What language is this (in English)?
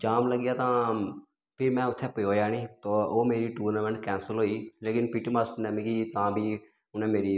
Dogri